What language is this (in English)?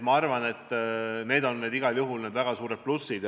Estonian